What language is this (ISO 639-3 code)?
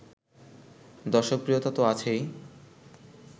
ben